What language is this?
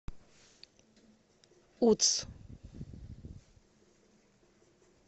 Russian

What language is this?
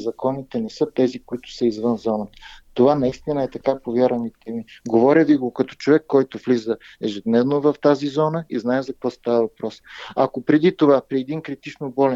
Bulgarian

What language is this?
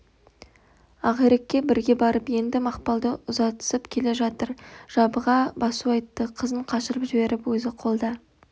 Kazakh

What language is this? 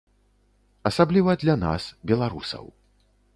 Belarusian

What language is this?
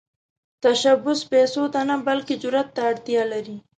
Pashto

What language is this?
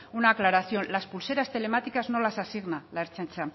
Spanish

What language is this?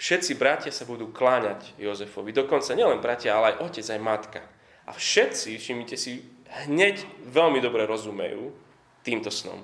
Slovak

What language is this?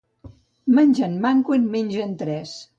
Catalan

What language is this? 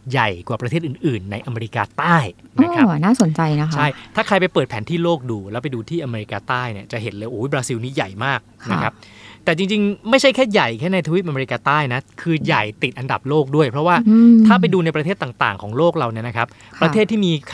Thai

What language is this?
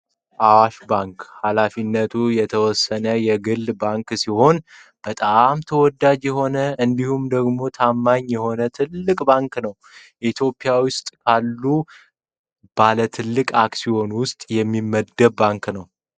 Amharic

